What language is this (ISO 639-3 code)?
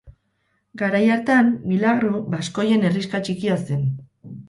eus